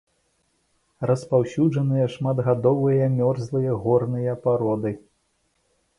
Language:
Belarusian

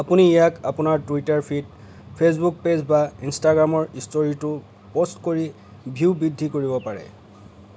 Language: Assamese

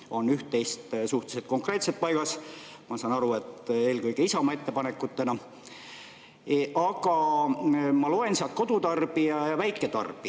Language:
Estonian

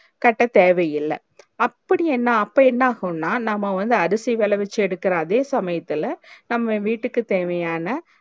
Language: Tamil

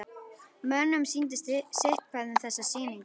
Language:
Icelandic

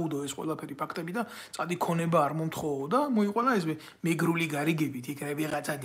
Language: Romanian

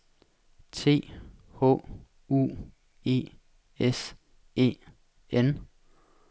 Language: Danish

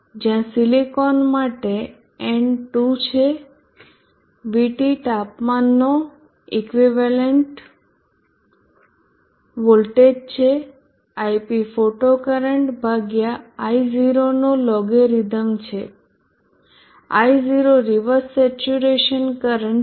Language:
Gujarati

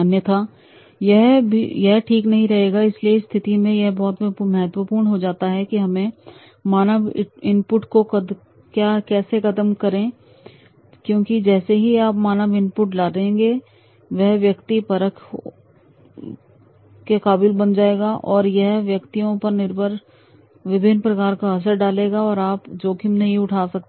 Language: Hindi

